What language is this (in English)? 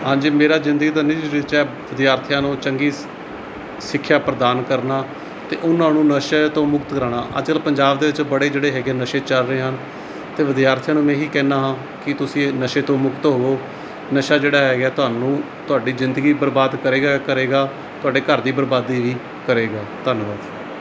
Punjabi